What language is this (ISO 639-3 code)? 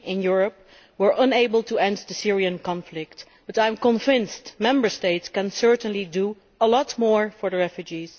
eng